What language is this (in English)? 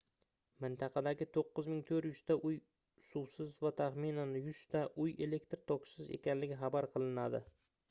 Uzbek